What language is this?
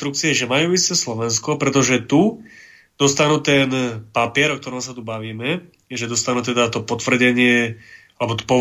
Slovak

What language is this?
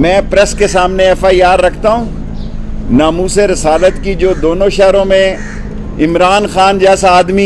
Urdu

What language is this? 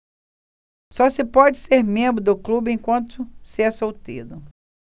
Portuguese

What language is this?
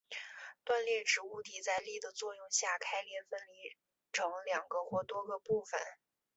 Chinese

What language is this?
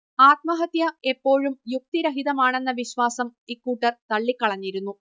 Malayalam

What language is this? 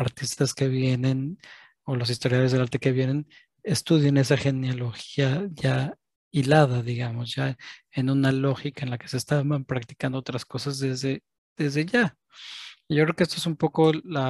Spanish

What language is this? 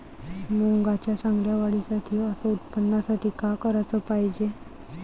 Marathi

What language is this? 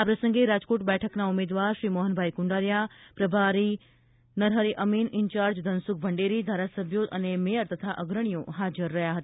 Gujarati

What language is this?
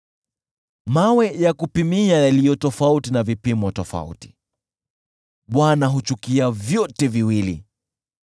Swahili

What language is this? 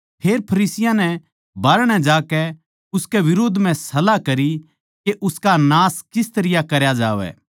Haryanvi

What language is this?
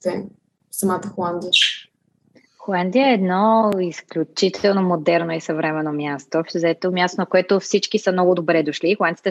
Bulgarian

